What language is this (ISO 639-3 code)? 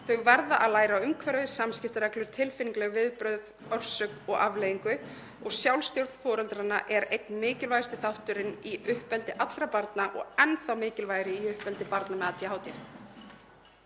isl